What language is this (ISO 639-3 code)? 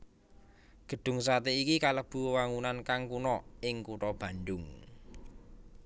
jav